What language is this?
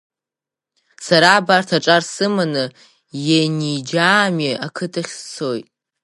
Abkhazian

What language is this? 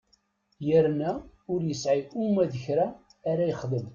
Kabyle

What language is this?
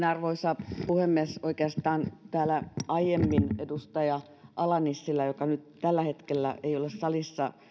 Finnish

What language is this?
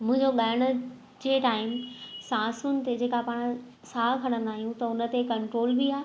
Sindhi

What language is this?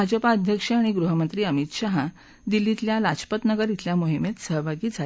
Marathi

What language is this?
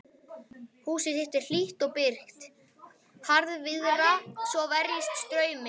Icelandic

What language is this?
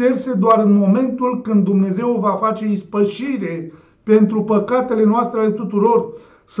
Romanian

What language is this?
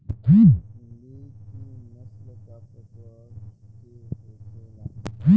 Bhojpuri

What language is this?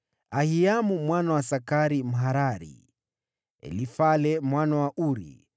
Swahili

